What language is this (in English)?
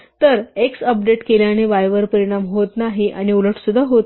Marathi